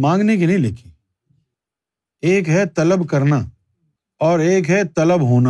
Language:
Urdu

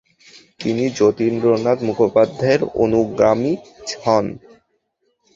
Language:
Bangla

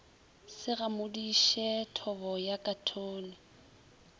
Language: Northern Sotho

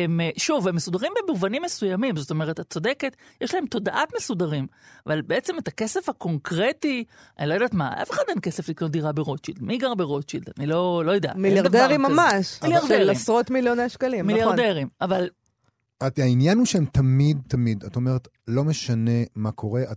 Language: Hebrew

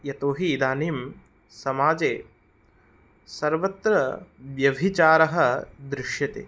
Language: Sanskrit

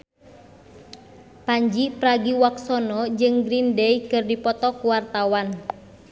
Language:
Sundanese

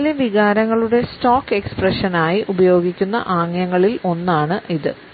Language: Malayalam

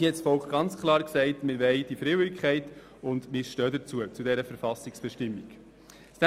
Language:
Swiss German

